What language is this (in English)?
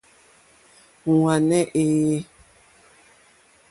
Mokpwe